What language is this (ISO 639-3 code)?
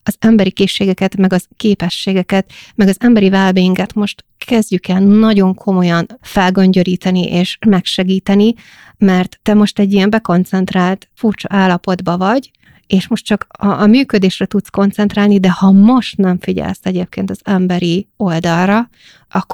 hun